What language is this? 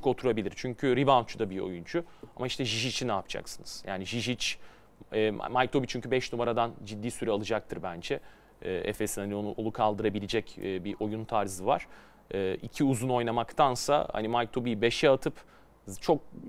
Turkish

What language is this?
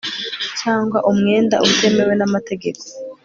Kinyarwanda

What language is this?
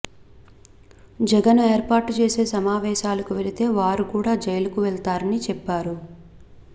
Telugu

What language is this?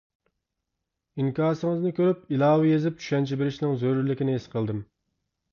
Uyghur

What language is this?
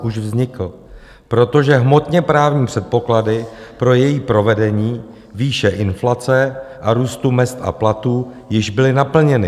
Czech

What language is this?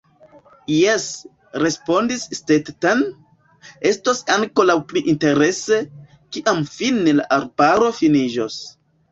Esperanto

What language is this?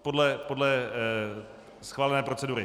Czech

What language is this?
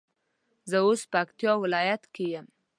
Pashto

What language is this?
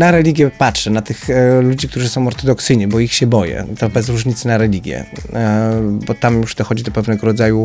Polish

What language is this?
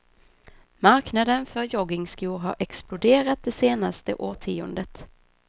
Swedish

